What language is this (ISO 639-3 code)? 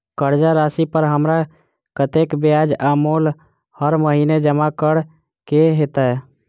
mai